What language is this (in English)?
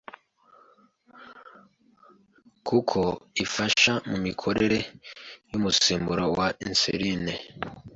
Kinyarwanda